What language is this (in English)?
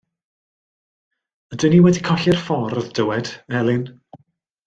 Welsh